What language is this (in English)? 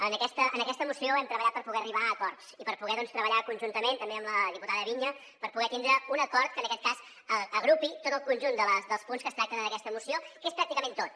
Catalan